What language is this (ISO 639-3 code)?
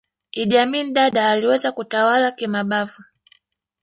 swa